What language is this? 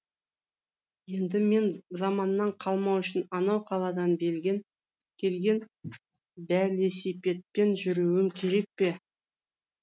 Kazakh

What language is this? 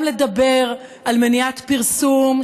Hebrew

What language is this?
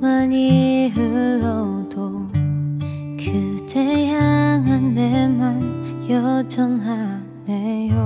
Korean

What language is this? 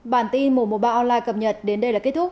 Vietnamese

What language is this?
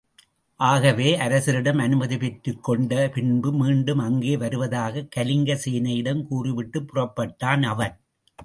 Tamil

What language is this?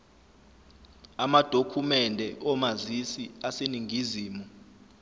Zulu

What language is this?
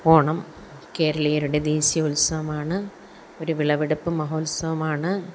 Malayalam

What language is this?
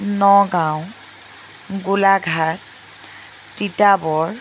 Assamese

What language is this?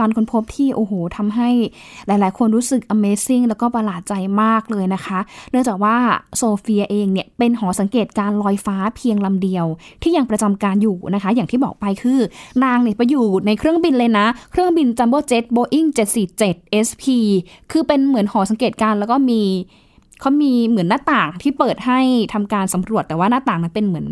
Thai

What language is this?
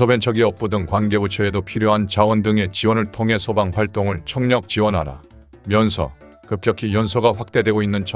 Korean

